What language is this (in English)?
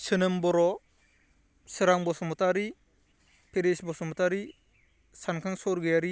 Bodo